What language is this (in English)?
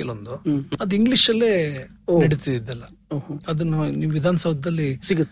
Kannada